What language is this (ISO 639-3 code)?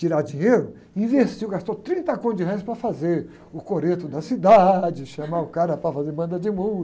por